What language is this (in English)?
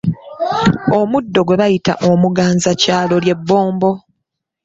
Ganda